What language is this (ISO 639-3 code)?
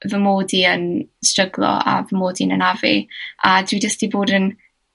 cym